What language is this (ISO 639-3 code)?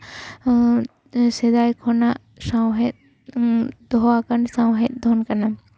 sat